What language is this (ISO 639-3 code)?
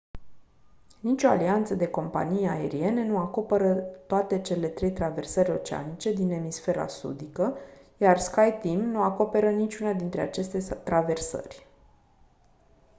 ron